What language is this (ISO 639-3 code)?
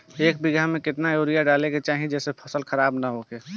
bho